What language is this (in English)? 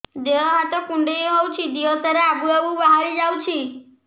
Odia